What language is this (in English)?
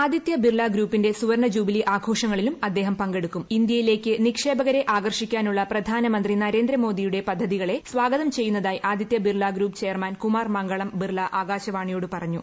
Malayalam